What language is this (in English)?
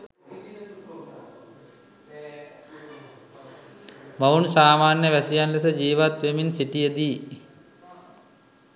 Sinhala